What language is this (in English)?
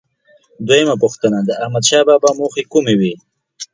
Pashto